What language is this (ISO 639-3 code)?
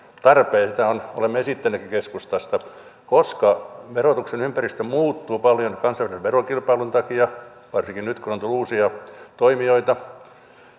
fin